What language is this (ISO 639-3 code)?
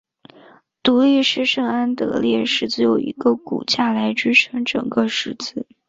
zho